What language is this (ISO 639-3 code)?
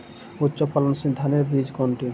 ben